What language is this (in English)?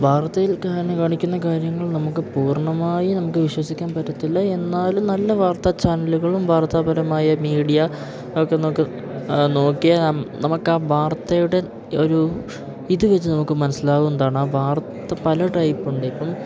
Malayalam